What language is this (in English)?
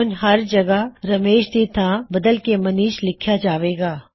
Punjabi